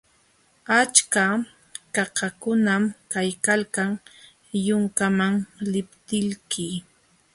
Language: Jauja Wanca Quechua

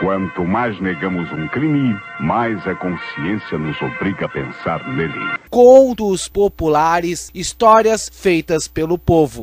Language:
Portuguese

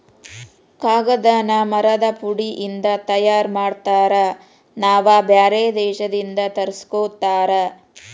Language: Kannada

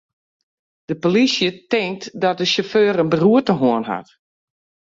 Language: Western Frisian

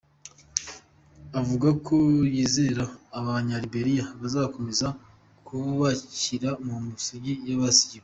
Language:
Kinyarwanda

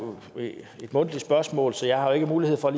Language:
Danish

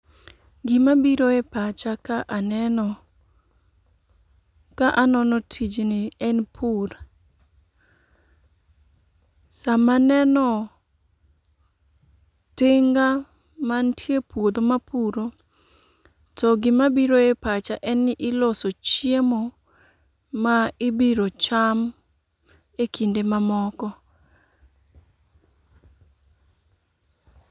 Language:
Luo (Kenya and Tanzania)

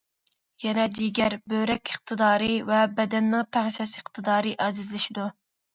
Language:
Uyghur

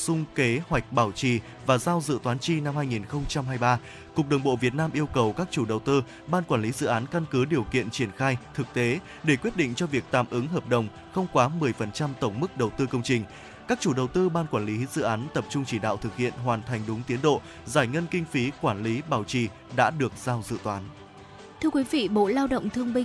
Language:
Vietnamese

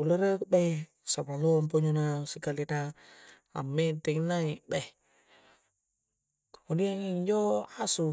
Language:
Coastal Konjo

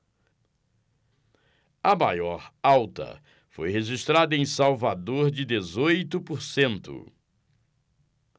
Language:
Portuguese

